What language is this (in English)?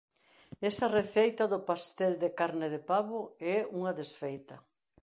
Galician